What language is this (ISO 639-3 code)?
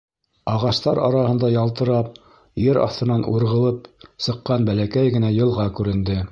bak